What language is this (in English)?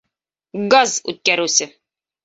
Bashkir